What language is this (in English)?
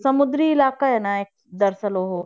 Punjabi